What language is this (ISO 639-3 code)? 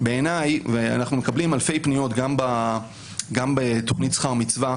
heb